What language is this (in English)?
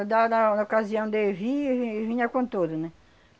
Portuguese